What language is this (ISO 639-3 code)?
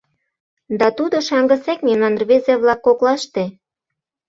chm